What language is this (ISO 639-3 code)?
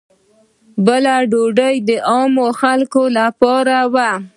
pus